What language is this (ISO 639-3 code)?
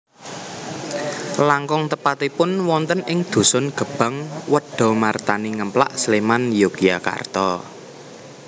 jav